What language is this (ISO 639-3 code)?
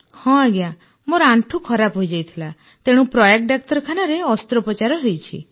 ori